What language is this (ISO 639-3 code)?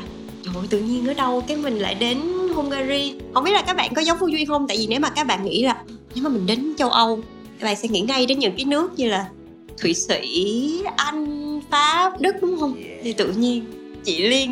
vie